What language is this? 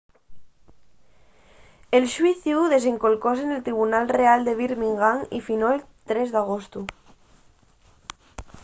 Asturian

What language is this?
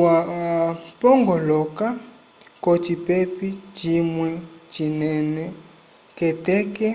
Umbundu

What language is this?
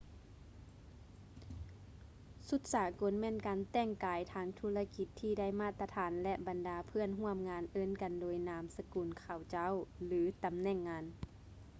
Lao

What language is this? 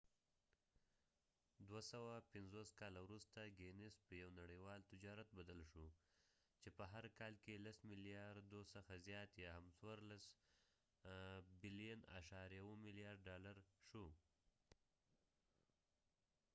Pashto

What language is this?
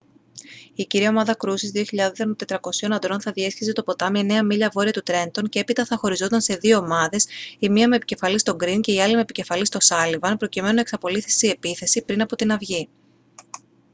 Greek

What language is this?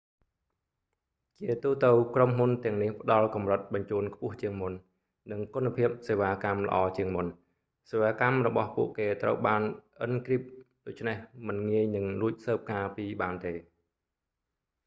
Khmer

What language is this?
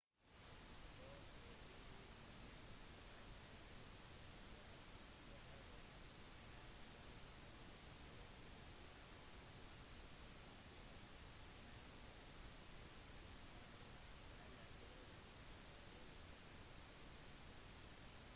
Norwegian Bokmål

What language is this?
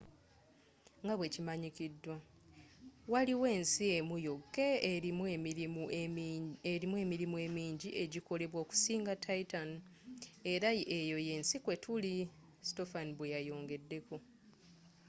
Ganda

